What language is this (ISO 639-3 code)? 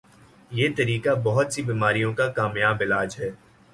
urd